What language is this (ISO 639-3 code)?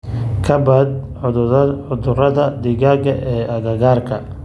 som